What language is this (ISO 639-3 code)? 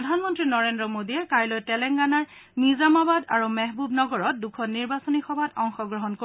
asm